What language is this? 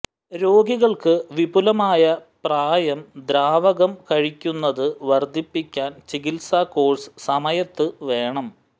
Malayalam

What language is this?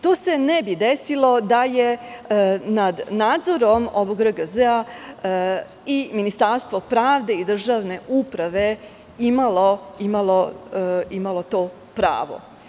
Serbian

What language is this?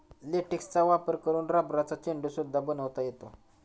Marathi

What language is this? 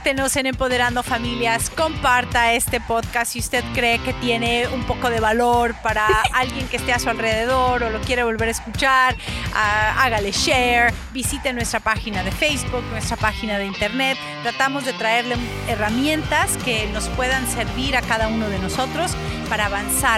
Spanish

